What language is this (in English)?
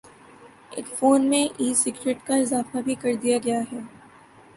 Urdu